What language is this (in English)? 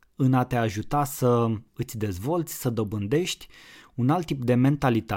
Romanian